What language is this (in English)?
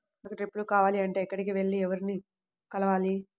Telugu